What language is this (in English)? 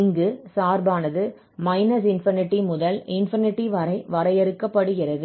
Tamil